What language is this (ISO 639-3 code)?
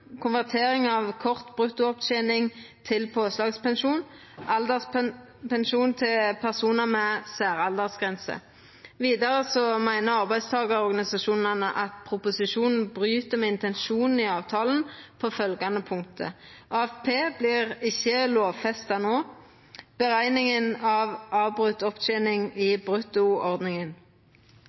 nno